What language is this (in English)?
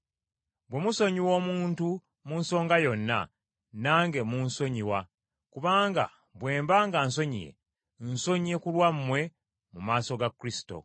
Ganda